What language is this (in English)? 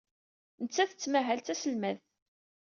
Kabyle